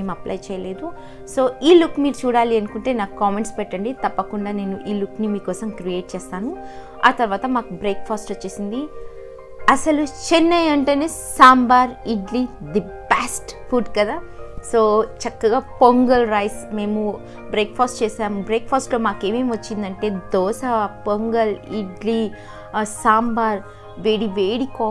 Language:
English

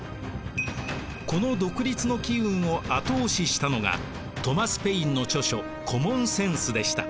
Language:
Japanese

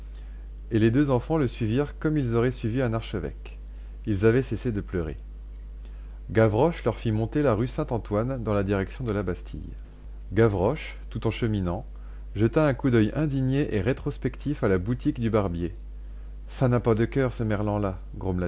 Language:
French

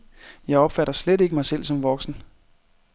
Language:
Danish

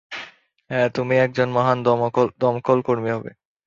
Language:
Bangla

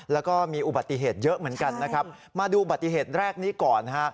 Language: Thai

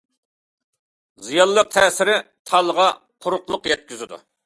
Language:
Uyghur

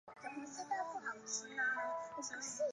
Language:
Chinese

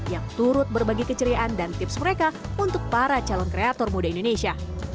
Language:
Indonesian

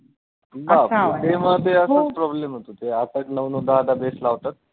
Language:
Marathi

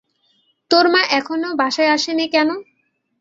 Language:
Bangla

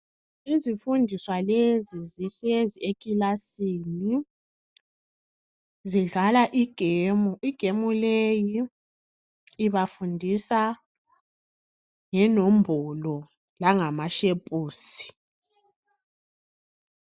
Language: North Ndebele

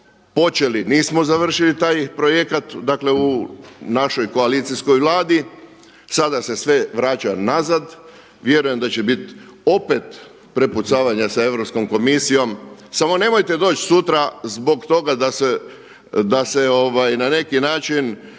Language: Croatian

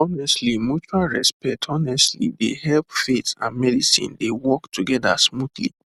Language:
Nigerian Pidgin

